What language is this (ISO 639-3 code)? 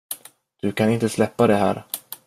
swe